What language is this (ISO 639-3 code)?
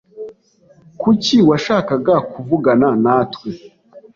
kin